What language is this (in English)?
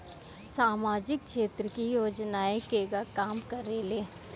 Bhojpuri